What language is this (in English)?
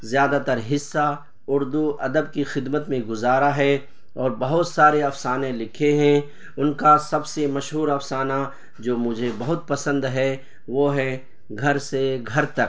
Urdu